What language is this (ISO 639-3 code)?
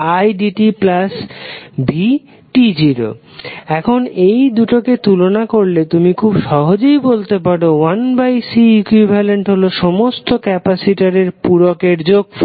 ben